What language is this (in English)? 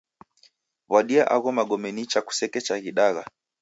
Taita